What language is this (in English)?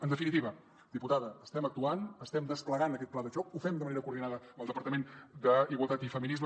Catalan